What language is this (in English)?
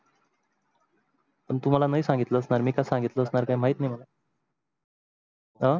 Marathi